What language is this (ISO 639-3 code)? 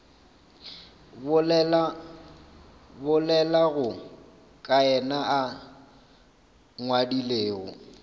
nso